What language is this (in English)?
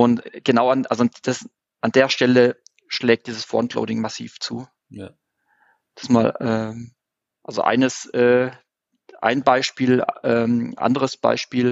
German